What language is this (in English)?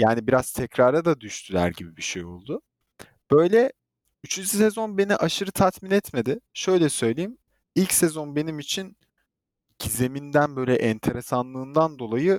Turkish